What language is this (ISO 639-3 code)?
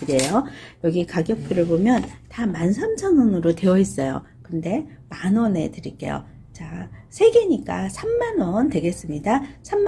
kor